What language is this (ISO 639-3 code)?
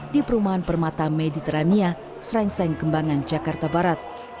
ind